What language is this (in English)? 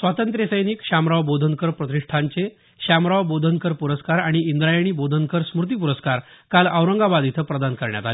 Marathi